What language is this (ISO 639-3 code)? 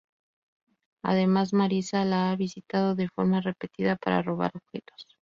spa